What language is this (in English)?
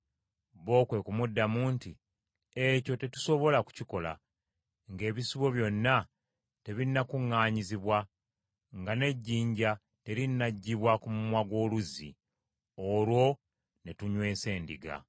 Ganda